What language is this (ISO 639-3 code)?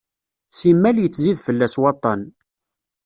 kab